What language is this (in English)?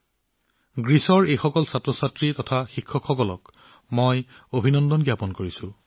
Assamese